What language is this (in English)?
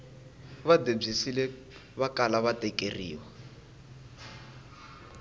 Tsonga